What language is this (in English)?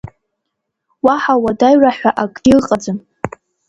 Abkhazian